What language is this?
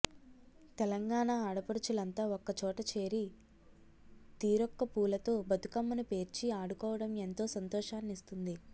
Telugu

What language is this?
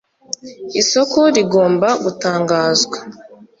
Kinyarwanda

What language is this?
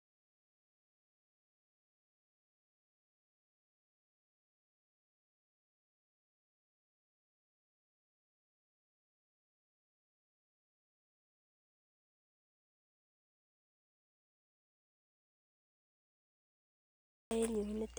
Kalenjin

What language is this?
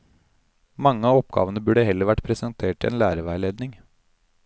Norwegian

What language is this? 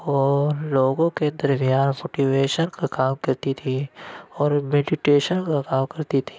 Urdu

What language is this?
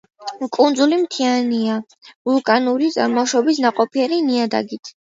Georgian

